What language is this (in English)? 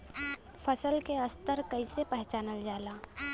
Bhojpuri